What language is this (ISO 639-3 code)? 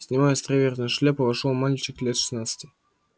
rus